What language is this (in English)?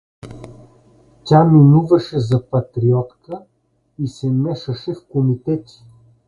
Bulgarian